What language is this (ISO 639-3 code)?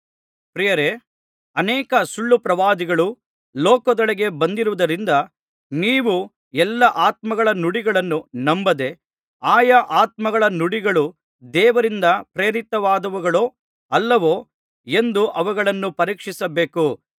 kan